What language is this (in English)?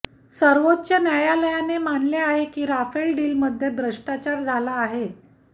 Marathi